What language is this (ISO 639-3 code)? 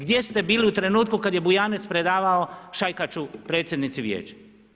hrv